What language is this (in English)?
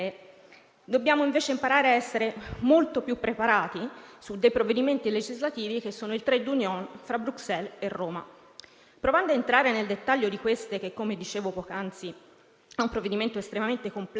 Italian